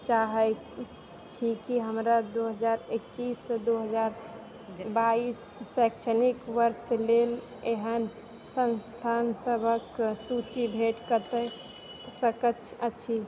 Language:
Maithili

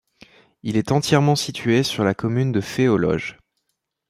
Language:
French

